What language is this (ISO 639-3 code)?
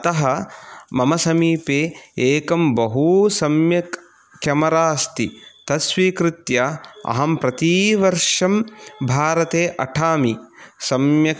san